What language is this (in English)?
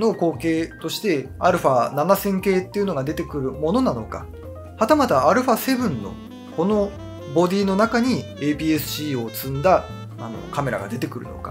Japanese